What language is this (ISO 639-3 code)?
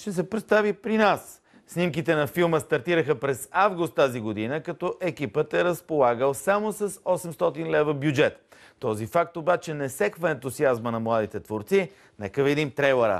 bul